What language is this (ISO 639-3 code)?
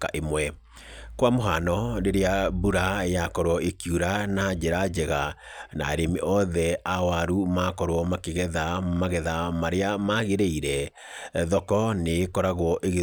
kik